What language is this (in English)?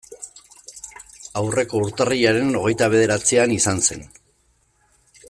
Basque